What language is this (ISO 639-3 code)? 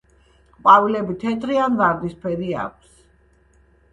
kat